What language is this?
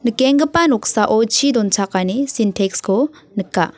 Garo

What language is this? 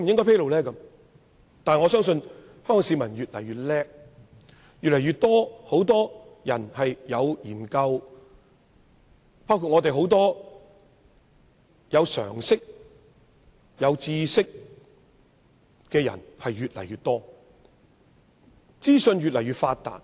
Cantonese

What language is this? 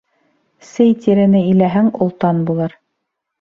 Bashkir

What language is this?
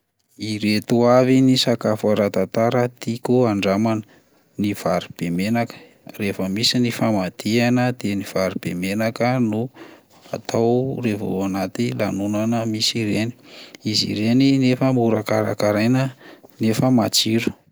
Malagasy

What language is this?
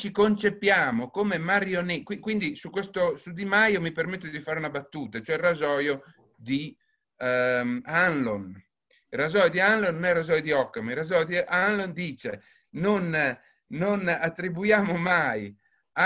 Italian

